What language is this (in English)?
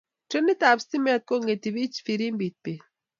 Kalenjin